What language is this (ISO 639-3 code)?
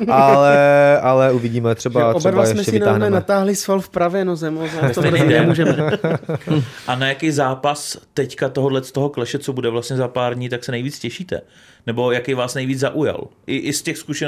ces